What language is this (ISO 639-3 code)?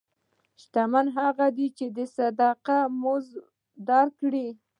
pus